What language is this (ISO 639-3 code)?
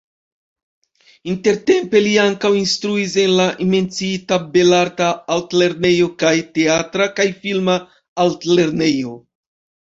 epo